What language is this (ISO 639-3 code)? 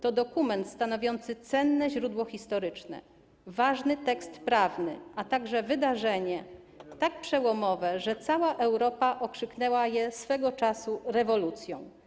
pol